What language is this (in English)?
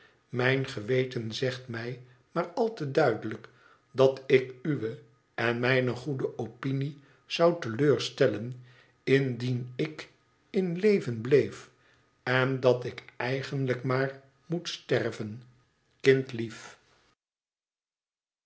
Dutch